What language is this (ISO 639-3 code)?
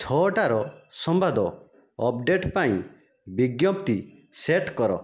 ori